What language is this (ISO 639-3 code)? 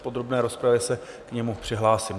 ces